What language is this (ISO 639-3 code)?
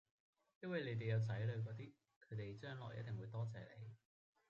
yue